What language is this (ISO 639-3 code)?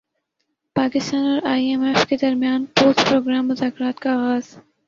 urd